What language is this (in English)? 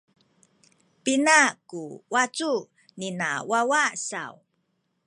Sakizaya